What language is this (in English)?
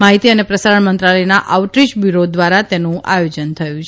Gujarati